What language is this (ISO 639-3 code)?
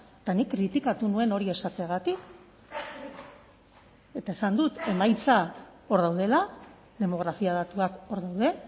eus